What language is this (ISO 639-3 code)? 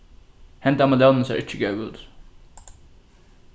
fao